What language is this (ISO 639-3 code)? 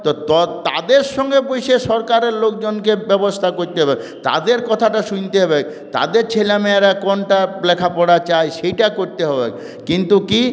ben